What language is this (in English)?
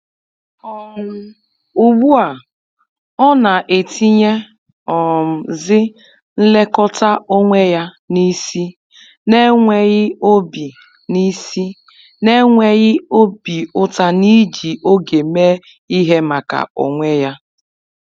Igbo